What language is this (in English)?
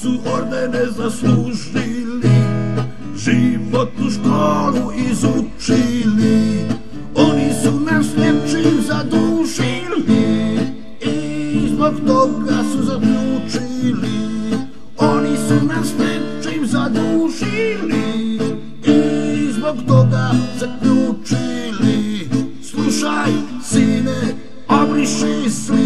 Romanian